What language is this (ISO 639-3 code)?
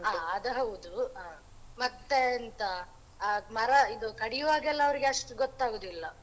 kan